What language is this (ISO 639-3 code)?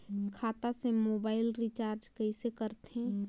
hne